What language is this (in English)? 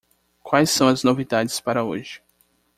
Portuguese